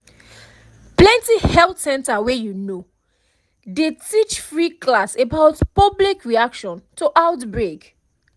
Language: Nigerian Pidgin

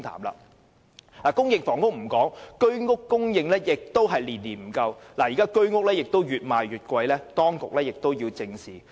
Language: Cantonese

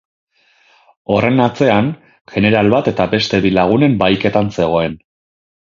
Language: Basque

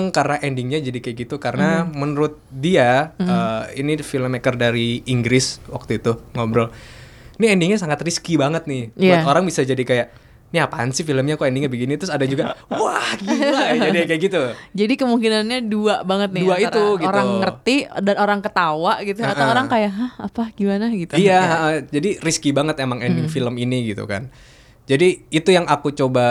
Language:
Indonesian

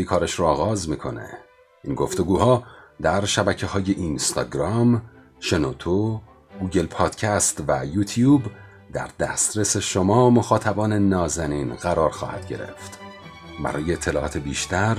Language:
Persian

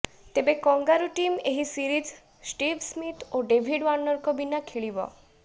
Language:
Odia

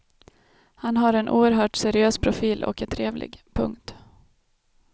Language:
Swedish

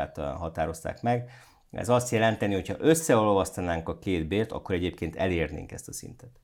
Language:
Hungarian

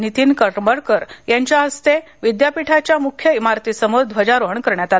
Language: Marathi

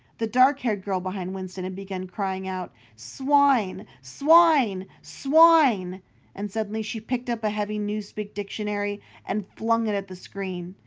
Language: English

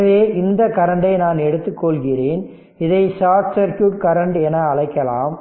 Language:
Tamil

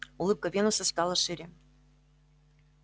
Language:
Russian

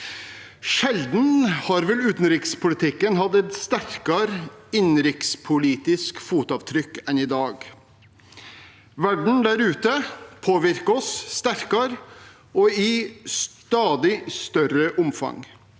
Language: Norwegian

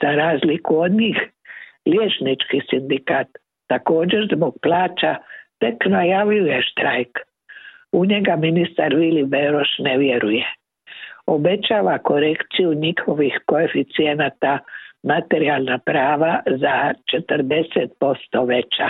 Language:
Croatian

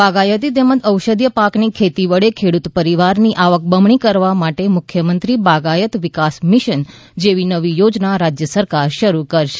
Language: Gujarati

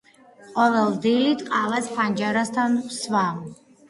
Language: Georgian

